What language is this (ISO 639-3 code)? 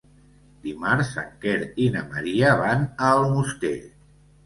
cat